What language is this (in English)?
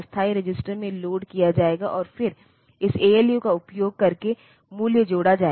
Hindi